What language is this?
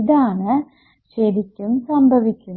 Malayalam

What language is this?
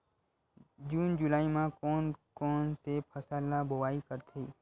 Chhattisgarhi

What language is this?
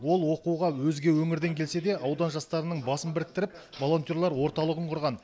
Kazakh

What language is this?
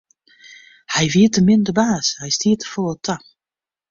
Western Frisian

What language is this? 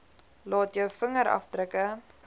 Afrikaans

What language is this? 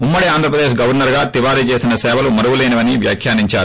Telugu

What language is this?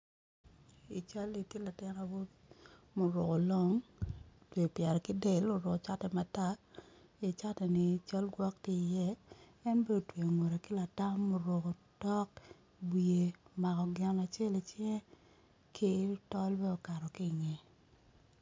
Acoli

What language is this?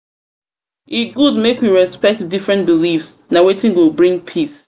Nigerian Pidgin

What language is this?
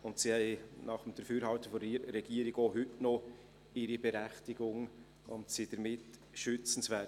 Swiss German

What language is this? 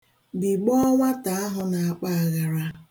Igbo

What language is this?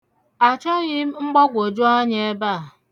Igbo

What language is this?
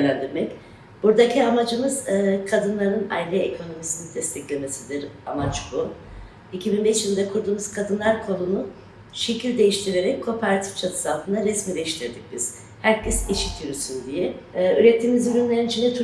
Turkish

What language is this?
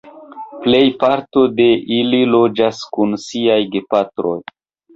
Esperanto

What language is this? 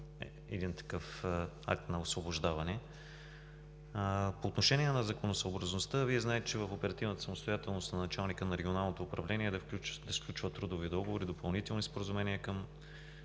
Bulgarian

